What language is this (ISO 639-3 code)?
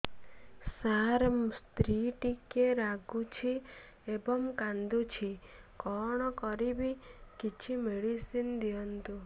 ori